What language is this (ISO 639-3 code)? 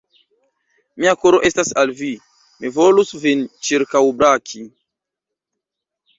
epo